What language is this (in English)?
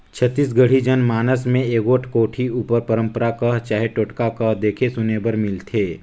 Chhattisgarhi